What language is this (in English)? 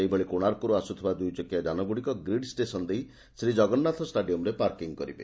Odia